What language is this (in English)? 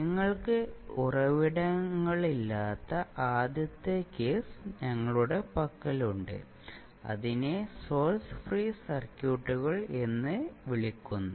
Malayalam